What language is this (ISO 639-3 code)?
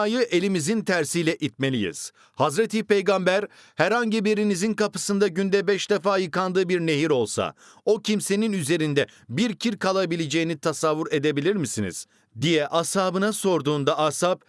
tur